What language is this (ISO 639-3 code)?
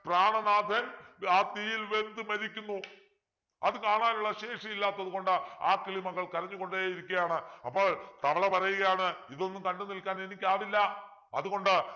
mal